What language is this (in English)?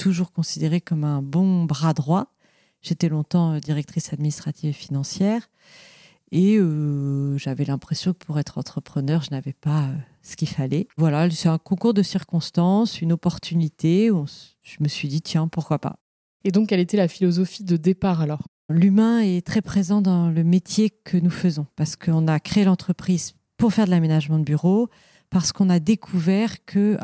French